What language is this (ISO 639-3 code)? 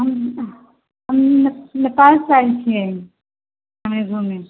mai